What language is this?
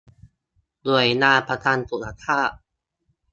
Thai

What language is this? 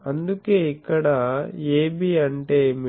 Telugu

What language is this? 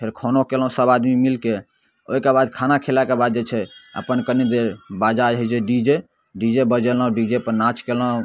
Maithili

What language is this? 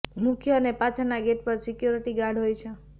Gujarati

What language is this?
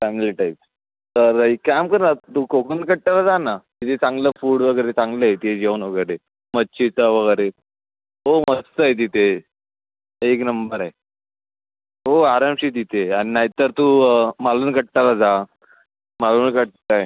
Marathi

